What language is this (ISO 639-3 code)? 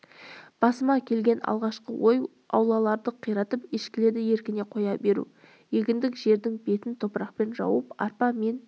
kaz